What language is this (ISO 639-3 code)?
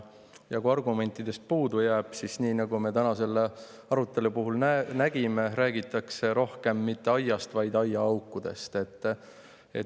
est